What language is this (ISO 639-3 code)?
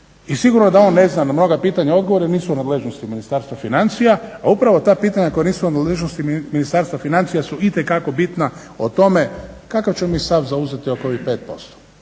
hrv